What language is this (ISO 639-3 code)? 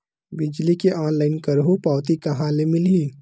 hne